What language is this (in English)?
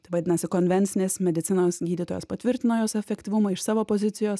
Lithuanian